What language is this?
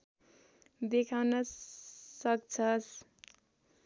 Nepali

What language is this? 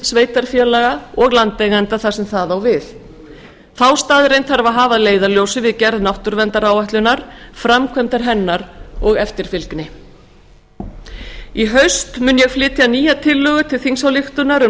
Icelandic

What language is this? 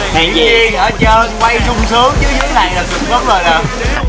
Vietnamese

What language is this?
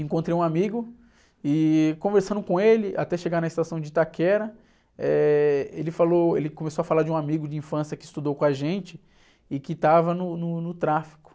Portuguese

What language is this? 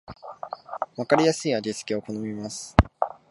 Japanese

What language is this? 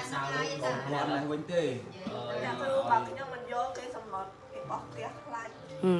Vietnamese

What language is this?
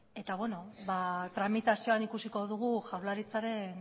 Basque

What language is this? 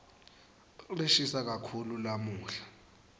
Swati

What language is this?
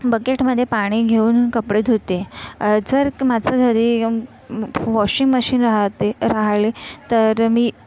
Marathi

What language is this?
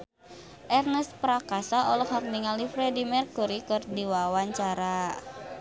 Sundanese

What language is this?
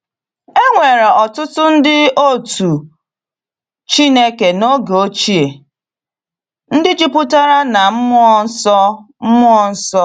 Igbo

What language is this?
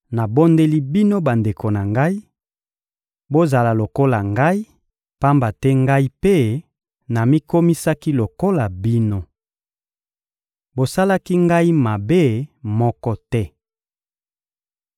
Lingala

